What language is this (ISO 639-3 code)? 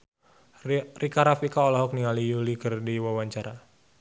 sun